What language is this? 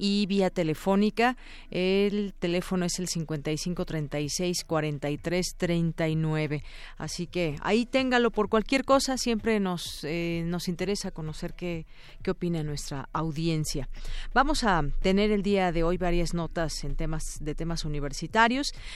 Spanish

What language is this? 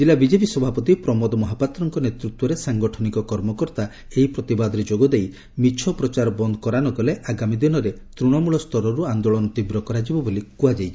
Odia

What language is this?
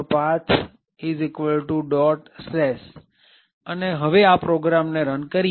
Gujarati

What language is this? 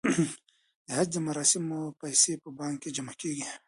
Pashto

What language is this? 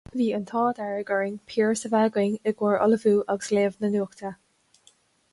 Irish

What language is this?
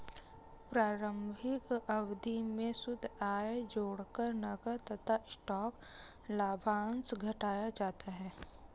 Hindi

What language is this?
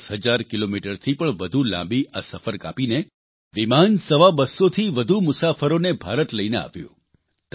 Gujarati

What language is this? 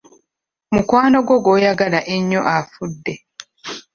Ganda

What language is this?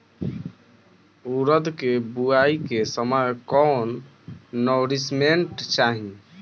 Bhojpuri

